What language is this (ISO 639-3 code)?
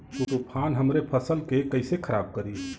bho